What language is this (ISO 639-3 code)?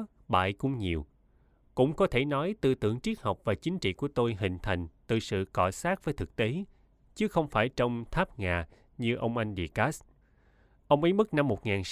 vie